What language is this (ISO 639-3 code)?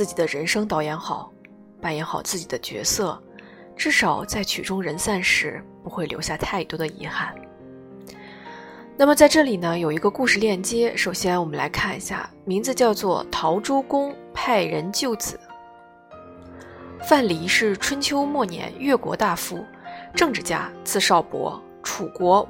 zho